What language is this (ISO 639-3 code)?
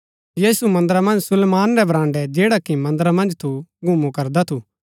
gbk